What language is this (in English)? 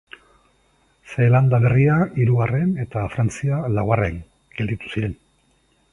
Basque